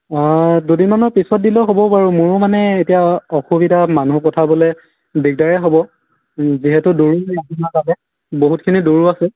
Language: Assamese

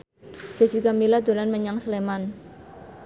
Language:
Javanese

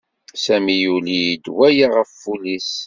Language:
Kabyle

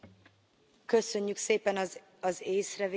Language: Hungarian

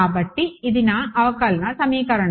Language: Telugu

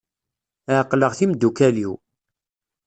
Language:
Kabyle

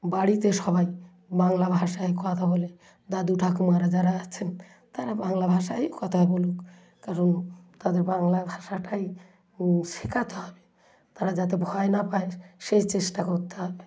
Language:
Bangla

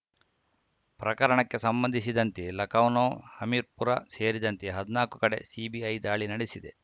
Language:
Kannada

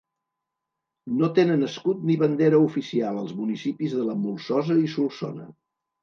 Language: Catalan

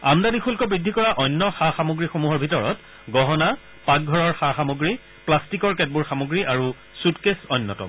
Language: Assamese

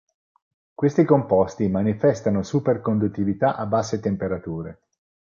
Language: Italian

